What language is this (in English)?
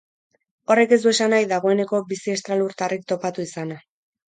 Basque